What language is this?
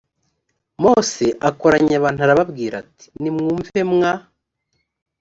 Kinyarwanda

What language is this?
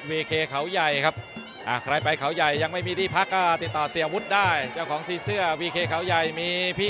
Thai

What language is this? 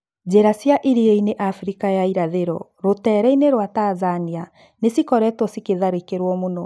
Kikuyu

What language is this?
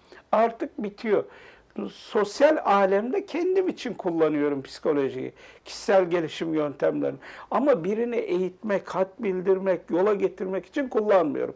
Turkish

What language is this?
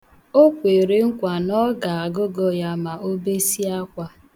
Igbo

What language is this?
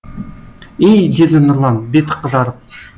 Kazakh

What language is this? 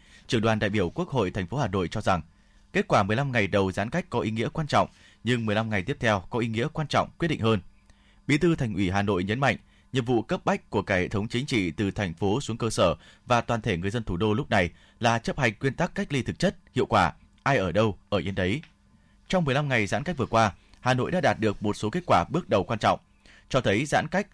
Vietnamese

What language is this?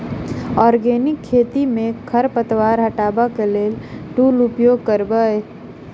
Maithili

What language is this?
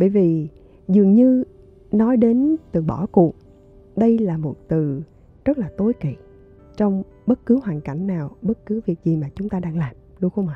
Vietnamese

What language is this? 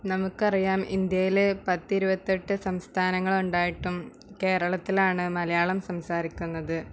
Malayalam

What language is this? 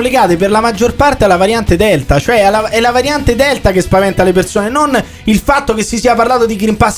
Italian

